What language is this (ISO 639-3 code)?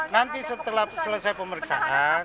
ind